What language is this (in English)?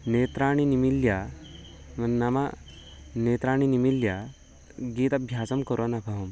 Sanskrit